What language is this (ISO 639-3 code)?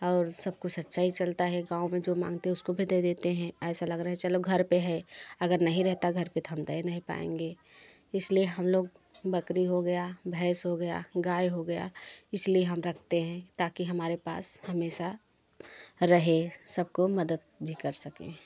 hin